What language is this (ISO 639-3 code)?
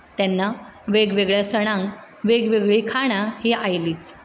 kok